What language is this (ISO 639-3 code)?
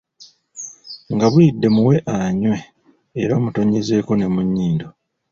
lug